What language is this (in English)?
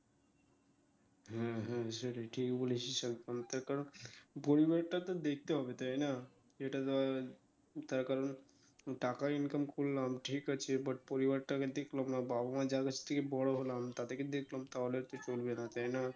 Bangla